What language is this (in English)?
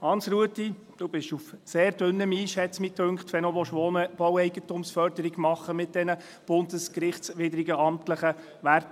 Swiss German